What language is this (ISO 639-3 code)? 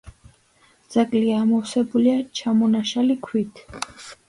kat